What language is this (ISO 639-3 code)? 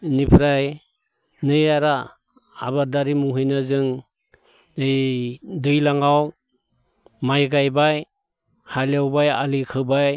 brx